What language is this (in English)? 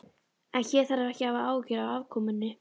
Icelandic